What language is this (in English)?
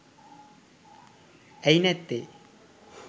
Sinhala